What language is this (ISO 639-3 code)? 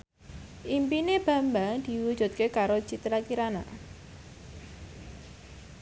jav